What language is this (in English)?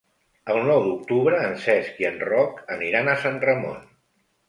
Catalan